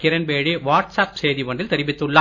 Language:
Tamil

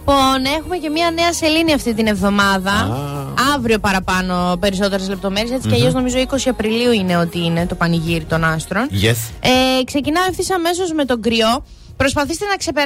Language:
Greek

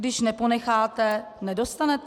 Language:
Czech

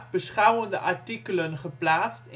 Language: Dutch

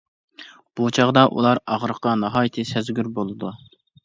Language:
Uyghur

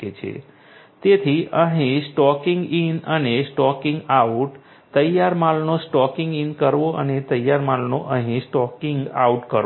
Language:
Gujarati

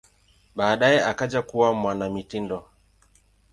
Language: Swahili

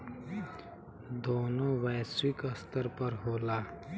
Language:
Bhojpuri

